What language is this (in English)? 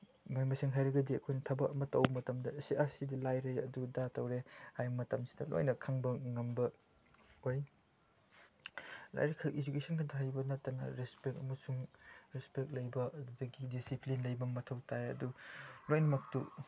Manipuri